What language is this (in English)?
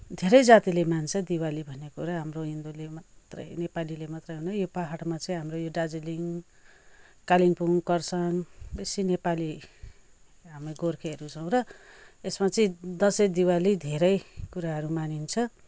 Nepali